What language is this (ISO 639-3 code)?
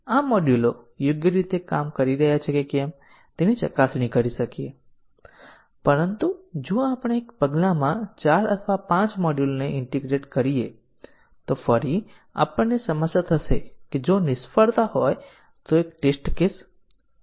guj